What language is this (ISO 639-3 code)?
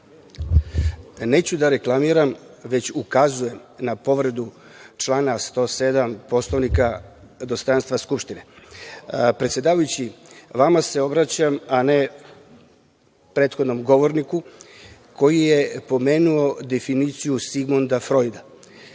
srp